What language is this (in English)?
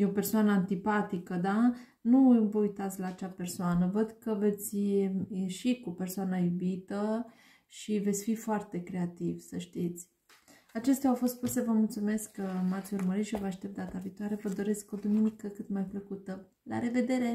Romanian